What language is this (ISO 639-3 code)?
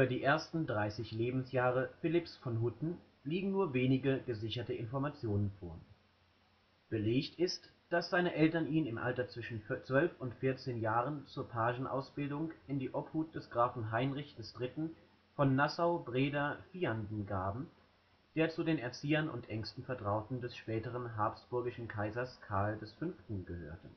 deu